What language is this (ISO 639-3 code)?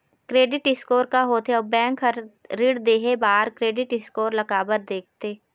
hne